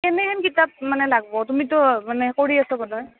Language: Assamese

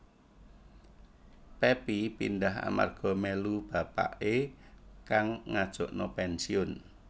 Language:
Javanese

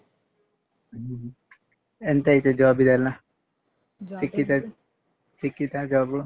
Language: Kannada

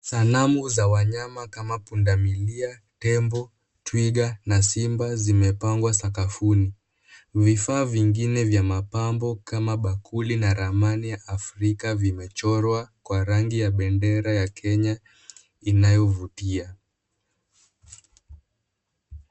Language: Swahili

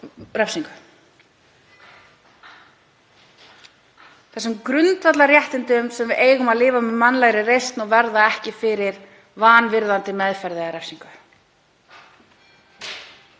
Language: Icelandic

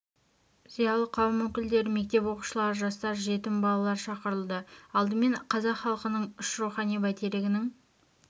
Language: Kazakh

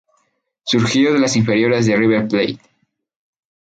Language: Spanish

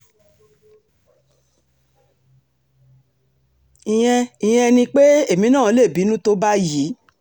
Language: Yoruba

